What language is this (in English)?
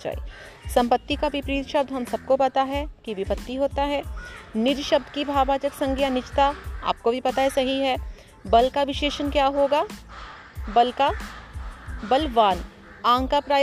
Hindi